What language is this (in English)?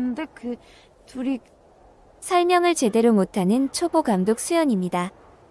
Korean